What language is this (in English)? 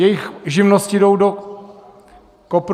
Czech